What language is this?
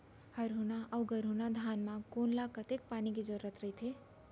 Chhattisgarhi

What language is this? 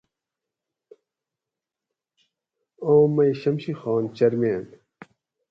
Gawri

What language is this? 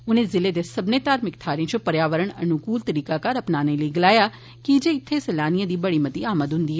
Dogri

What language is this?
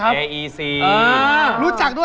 Thai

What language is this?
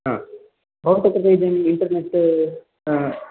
Sanskrit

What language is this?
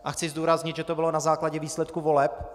Czech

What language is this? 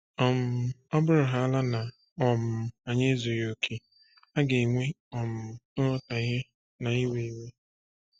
Igbo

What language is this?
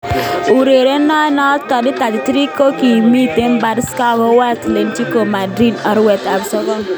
Kalenjin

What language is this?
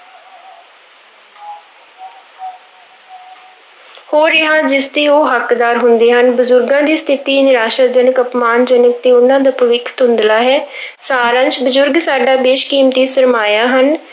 Punjabi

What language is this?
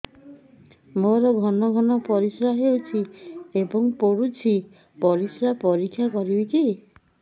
Odia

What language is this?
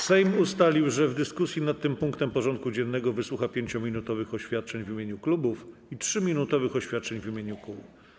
Polish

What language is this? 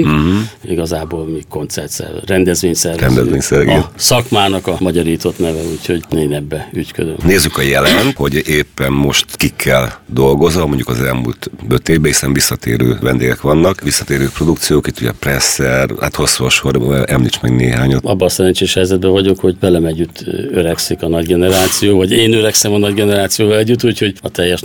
Hungarian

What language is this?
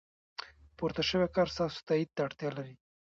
Pashto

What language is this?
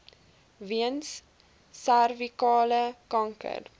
Afrikaans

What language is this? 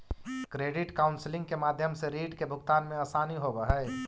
Magahi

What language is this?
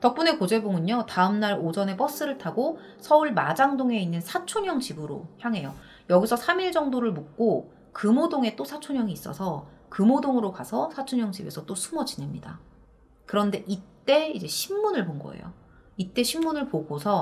Korean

